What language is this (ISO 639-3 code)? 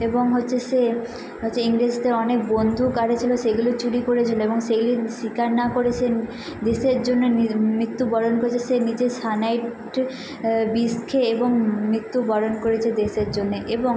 ben